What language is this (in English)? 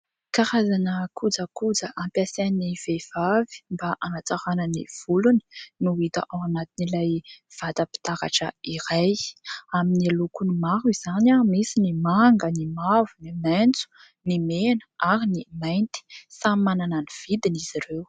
Malagasy